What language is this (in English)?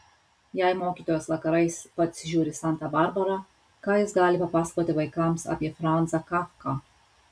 Lithuanian